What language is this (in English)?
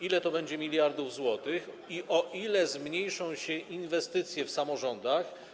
Polish